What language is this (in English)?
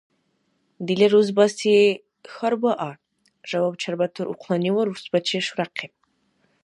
Dargwa